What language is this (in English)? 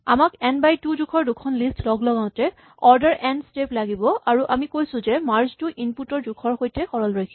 Assamese